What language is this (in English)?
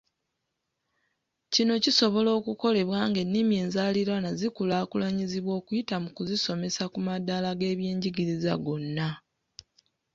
Ganda